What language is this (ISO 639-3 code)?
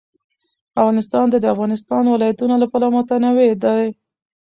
pus